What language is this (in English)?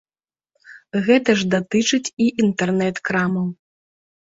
Belarusian